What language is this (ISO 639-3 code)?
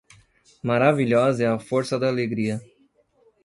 por